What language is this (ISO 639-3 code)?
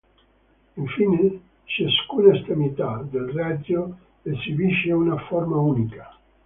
ita